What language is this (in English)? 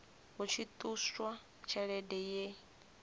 Venda